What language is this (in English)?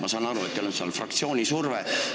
Estonian